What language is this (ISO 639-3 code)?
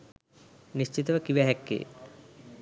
sin